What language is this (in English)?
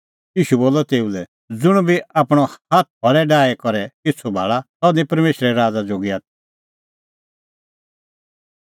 Kullu Pahari